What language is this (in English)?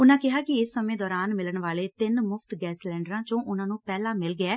Punjabi